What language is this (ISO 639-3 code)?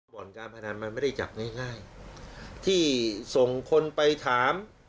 tha